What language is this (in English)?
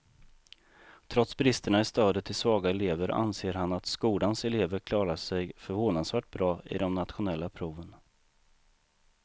Swedish